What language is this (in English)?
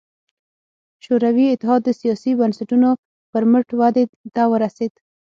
Pashto